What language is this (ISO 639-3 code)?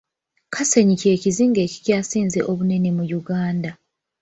lug